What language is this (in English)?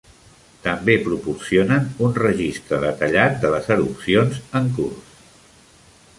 Catalan